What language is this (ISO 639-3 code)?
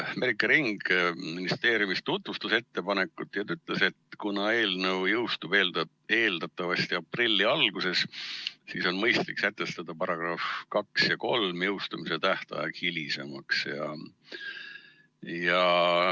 est